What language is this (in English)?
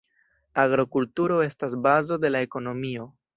Esperanto